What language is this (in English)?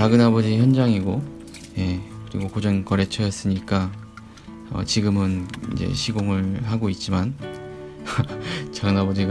Korean